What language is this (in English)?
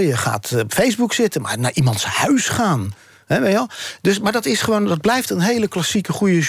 Dutch